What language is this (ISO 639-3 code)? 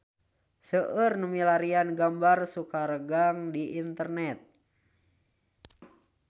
sun